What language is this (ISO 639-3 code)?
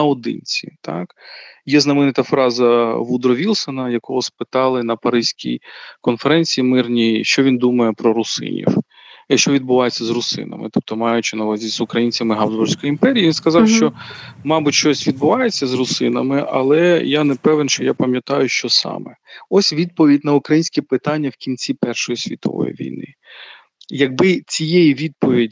ukr